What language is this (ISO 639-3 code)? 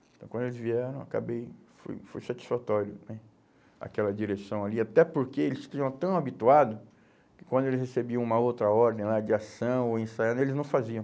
por